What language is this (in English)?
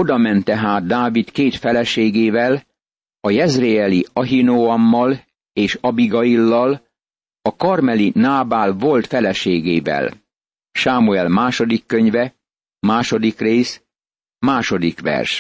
Hungarian